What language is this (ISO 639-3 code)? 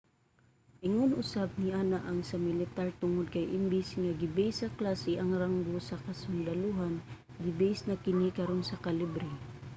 ceb